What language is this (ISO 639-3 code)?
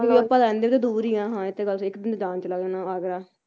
pan